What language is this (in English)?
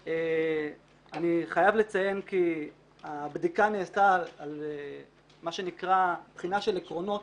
Hebrew